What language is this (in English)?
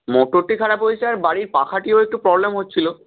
Bangla